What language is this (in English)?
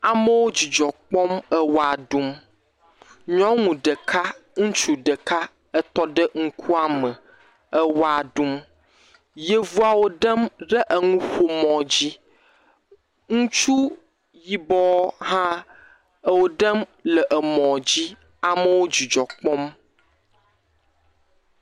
Ewe